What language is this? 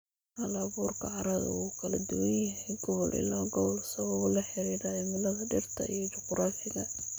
Somali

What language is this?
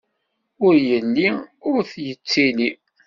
Kabyle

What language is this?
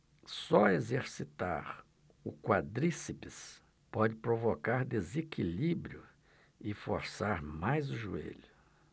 Portuguese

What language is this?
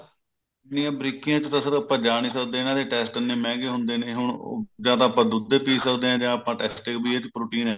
Punjabi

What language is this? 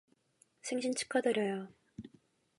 Korean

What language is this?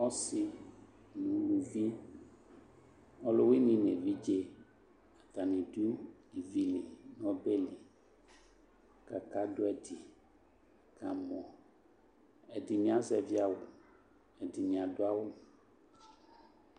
Ikposo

